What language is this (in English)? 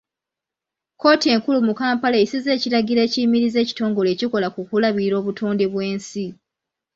Ganda